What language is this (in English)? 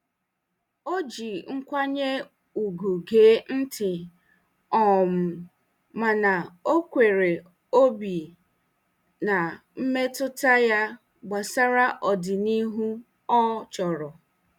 Igbo